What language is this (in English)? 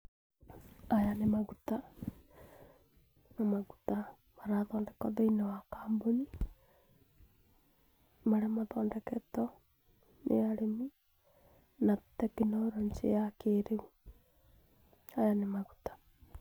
Kikuyu